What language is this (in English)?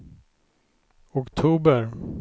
Swedish